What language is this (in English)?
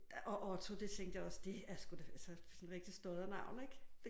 Danish